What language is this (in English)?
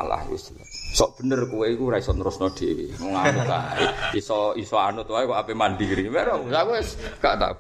Malay